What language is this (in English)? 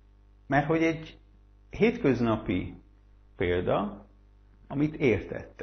Hungarian